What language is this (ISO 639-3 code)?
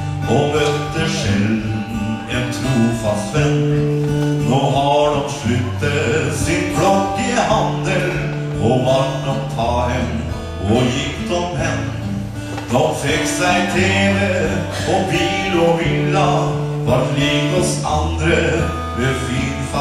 nor